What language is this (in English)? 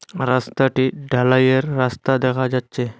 Bangla